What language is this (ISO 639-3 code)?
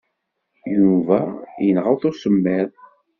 kab